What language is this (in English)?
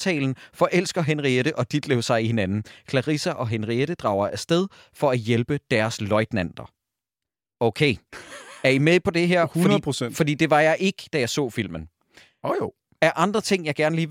Danish